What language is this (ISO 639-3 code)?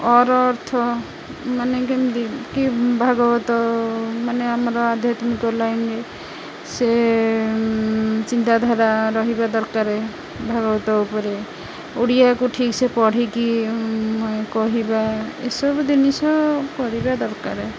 ori